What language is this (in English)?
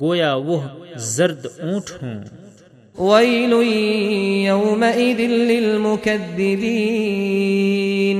Urdu